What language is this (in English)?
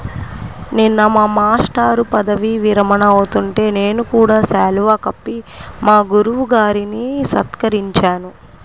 Telugu